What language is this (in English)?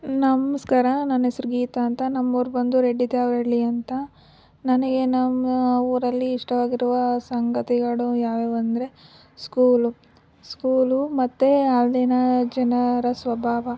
Kannada